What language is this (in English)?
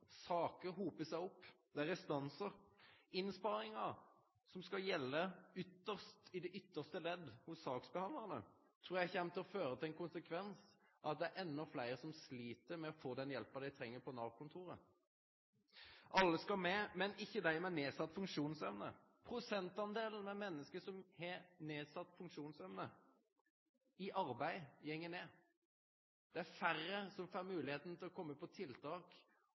Norwegian Nynorsk